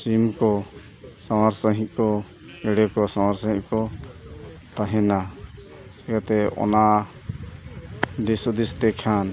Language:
Santali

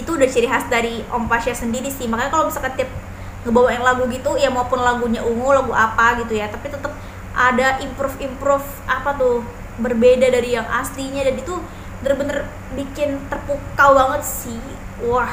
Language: Indonesian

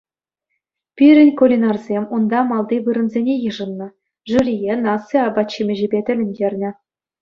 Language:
Chuvash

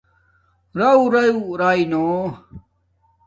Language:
Domaaki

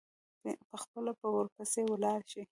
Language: Pashto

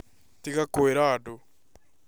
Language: Kikuyu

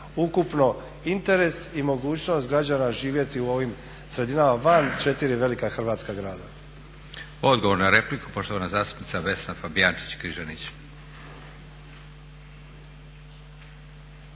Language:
Croatian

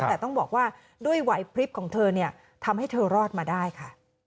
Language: Thai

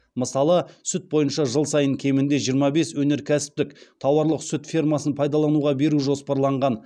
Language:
Kazakh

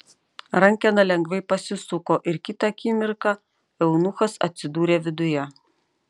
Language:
Lithuanian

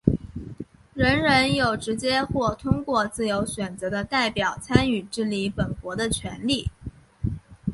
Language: Chinese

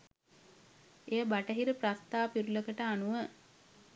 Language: Sinhala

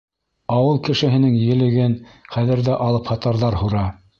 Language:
Bashkir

